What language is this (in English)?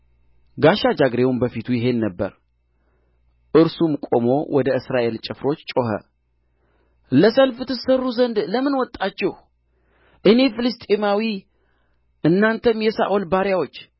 Amharic